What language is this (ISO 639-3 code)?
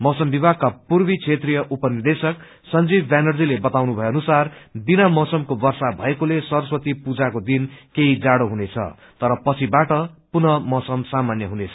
nep